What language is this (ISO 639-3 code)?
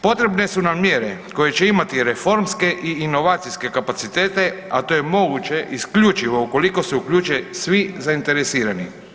hrv